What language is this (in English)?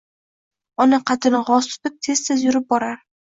Uzbek